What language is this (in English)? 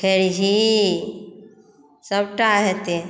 Maithili